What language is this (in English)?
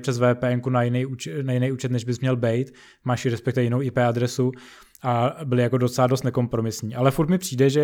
Czech